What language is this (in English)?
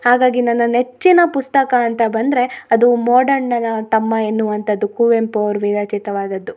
Kannada